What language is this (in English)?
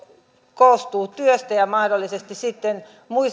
Finnish